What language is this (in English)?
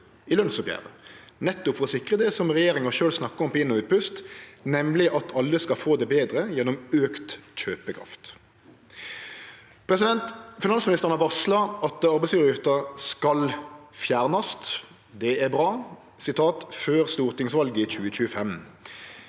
Norwegian